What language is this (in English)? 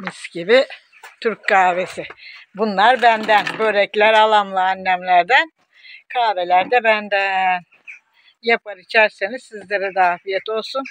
Turkish